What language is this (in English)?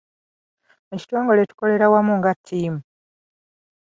Ganda